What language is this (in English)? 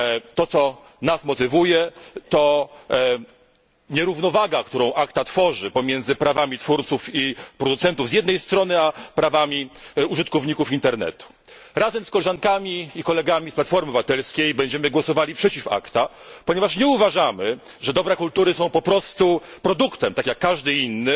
Polish